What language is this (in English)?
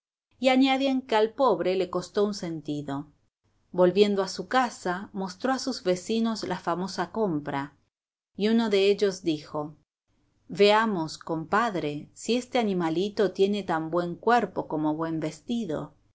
Spanish